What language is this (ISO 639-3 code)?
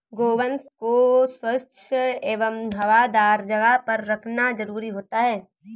hin